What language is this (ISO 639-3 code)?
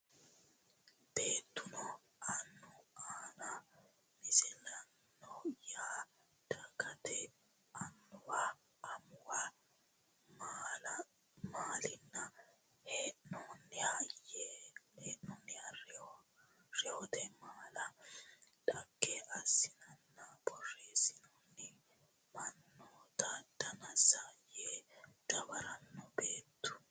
sid